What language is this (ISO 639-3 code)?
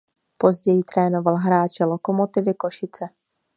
ces